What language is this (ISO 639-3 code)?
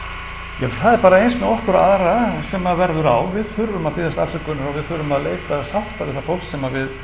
isl